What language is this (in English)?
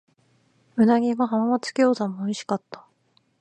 Japanese